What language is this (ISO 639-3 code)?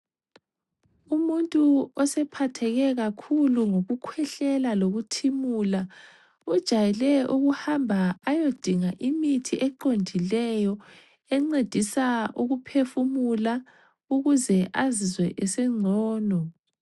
nde